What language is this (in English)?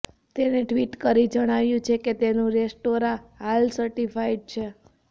Gujarati